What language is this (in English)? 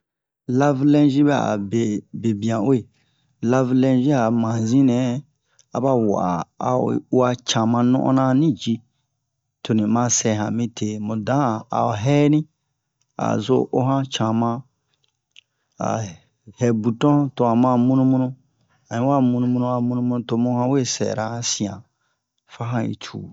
Bomu